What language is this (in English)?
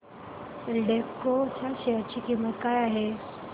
Marathi